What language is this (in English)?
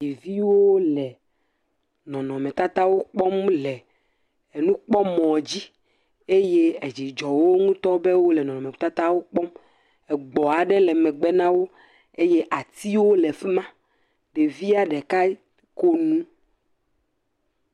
Ewe